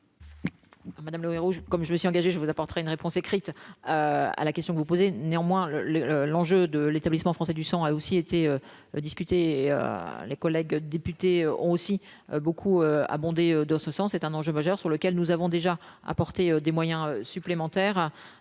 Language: French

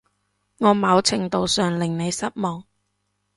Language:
Cantonese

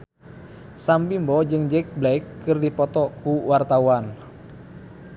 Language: Sundanese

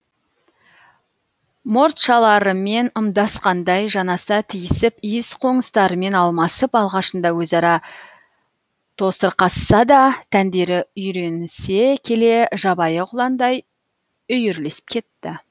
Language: Kazakh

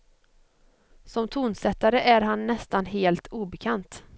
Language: Swedish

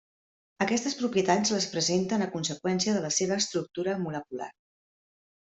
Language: Catalan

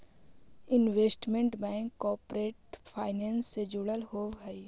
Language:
Magahi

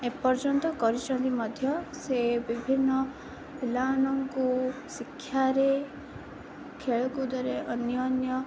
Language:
Odia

